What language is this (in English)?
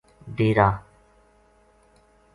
Gujari